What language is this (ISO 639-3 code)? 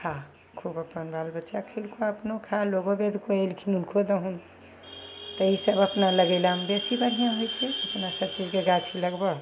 mai